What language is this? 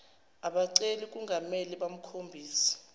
Zulu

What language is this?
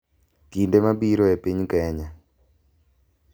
Luo (Kenya and Tanzania)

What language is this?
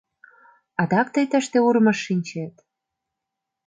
Mari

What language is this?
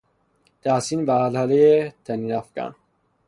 Persian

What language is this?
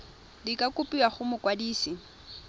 Tswana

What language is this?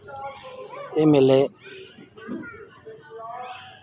Dogri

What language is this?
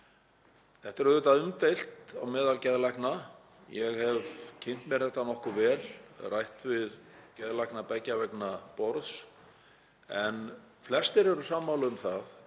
Icelandic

